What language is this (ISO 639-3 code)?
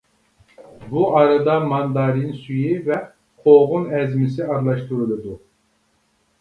uig